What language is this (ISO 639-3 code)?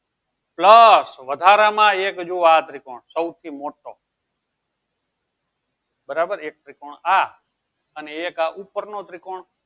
guj